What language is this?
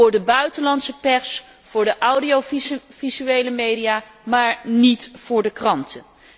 Dutch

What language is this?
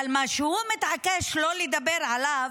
Hebrew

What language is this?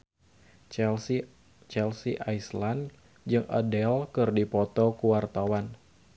Sundanese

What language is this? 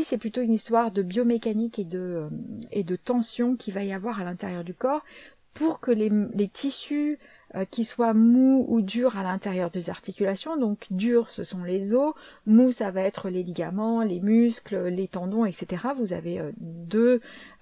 French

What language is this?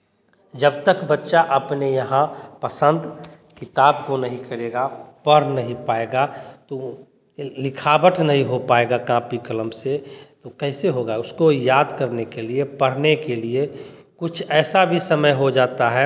Hindi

